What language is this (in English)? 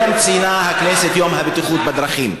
Hebrew